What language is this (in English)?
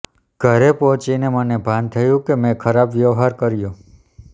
Gujarati